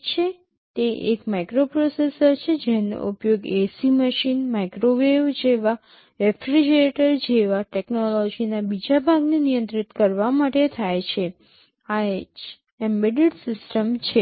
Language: Gujarati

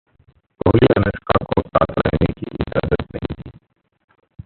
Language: Hindi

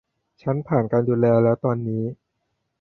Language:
Thai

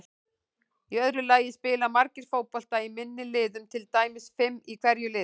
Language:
Icelandic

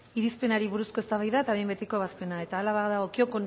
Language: Basque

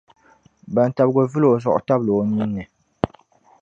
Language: Dagbani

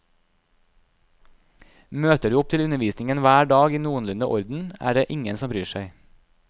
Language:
Norwegian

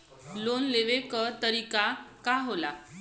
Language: Bhojpuri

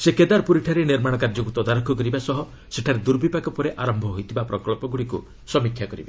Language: Odia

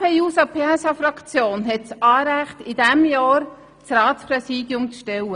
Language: Swiss German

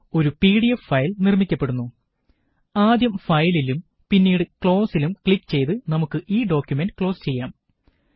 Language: Malayalam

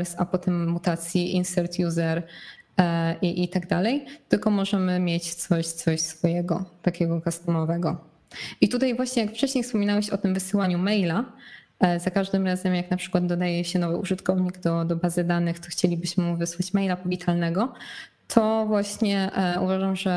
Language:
Polish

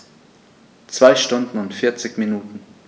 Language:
German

